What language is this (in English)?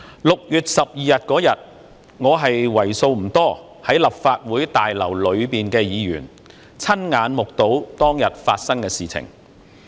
Cantonese